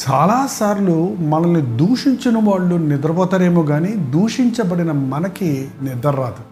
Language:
Telugu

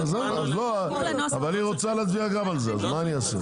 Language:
Hebrew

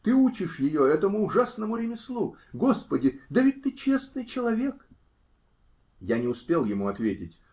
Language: Russian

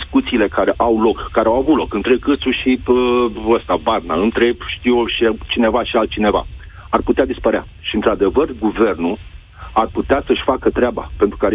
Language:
Romanian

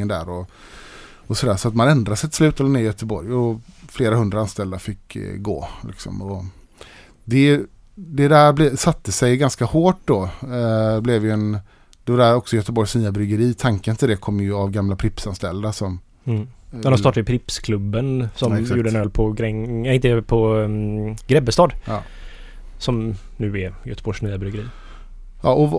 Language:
Swedish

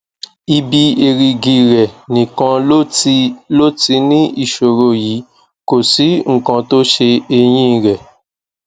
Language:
Yoruba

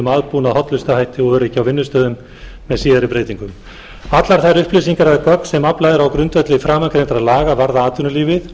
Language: Icelandic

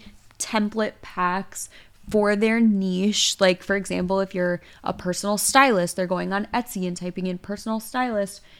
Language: English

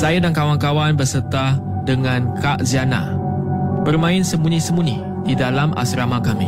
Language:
Malay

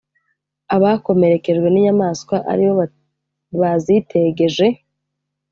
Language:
Kinyarwanda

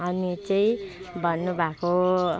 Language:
Nepali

